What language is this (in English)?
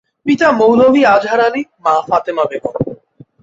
Bangla